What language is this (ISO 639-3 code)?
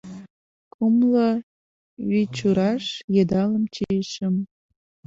chm